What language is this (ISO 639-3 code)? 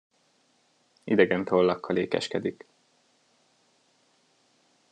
hun